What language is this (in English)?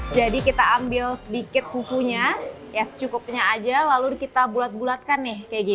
Indonesian